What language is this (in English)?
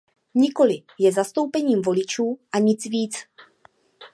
Czech